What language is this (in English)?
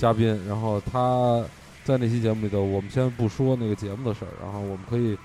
Chinese